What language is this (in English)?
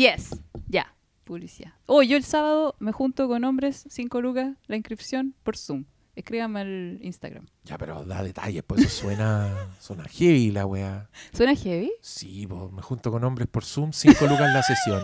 Spanish